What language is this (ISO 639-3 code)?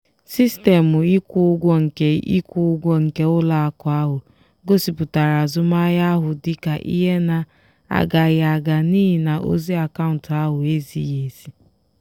ibo